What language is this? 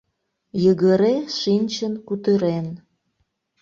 Mari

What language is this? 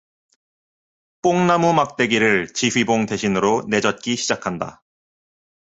Korean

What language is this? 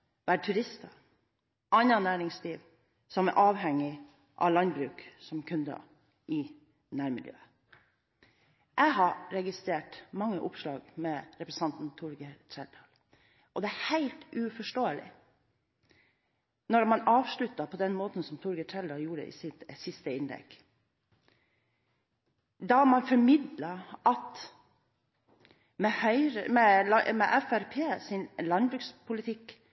Norwegian Bokmål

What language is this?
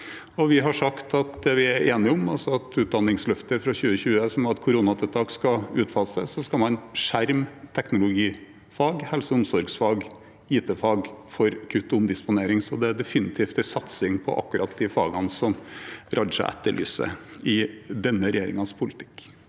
Norwegian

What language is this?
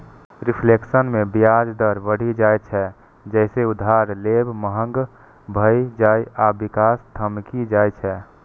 Maithili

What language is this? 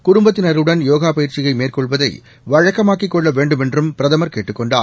Tamil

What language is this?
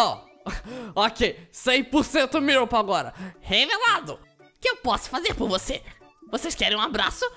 Portuguese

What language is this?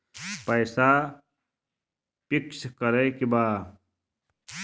Bhojpuri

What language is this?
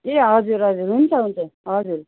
Nepali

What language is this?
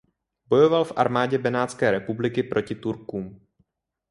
Czech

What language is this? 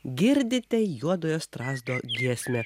Lithuanian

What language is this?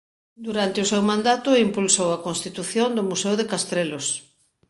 Galician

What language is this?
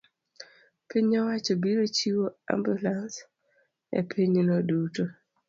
Luo (Kenya and Tanzania)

